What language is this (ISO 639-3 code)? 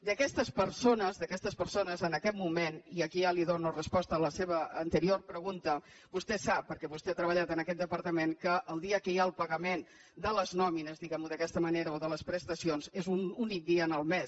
cat